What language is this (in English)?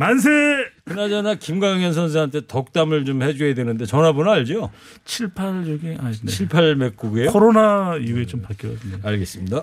Korean